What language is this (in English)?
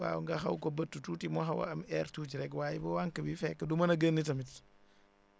Wolof